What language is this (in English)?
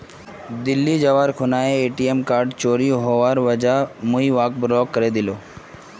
Magahi